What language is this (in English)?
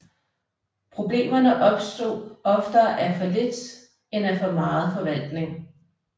Danish